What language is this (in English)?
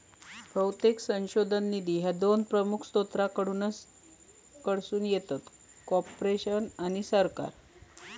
Marathi